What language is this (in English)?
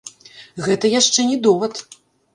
Belarusian